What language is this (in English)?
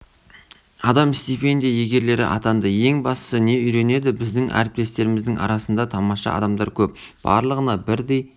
Kazakh